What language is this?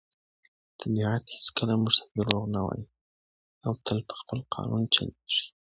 Pashto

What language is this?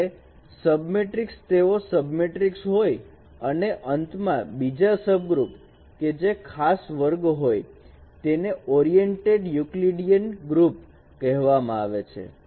Gujarati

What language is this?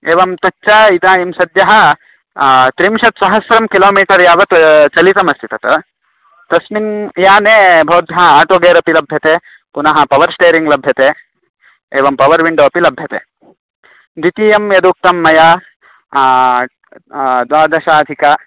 Sanskrit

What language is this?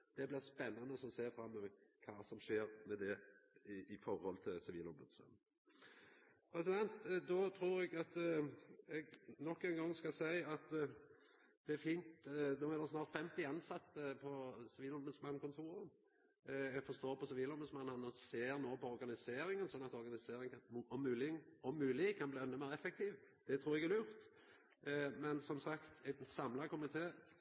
Norwegian Nynorsk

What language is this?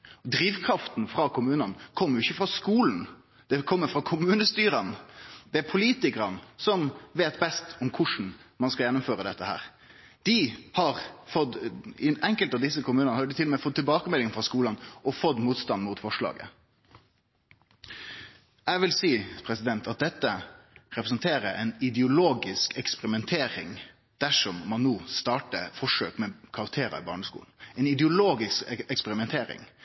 Norwegian Nynorsk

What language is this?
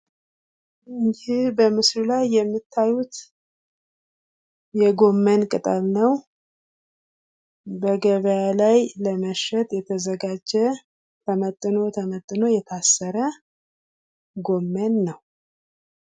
Amharic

